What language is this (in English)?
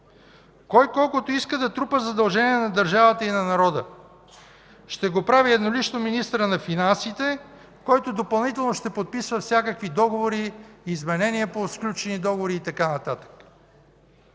Bulgarian